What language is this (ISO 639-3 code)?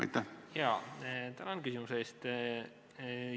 est